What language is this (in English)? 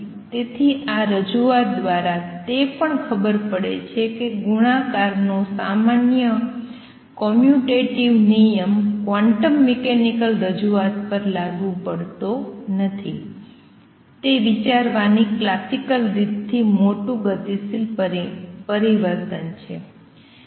Gujarati